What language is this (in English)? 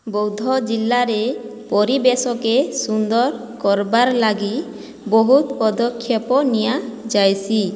Odia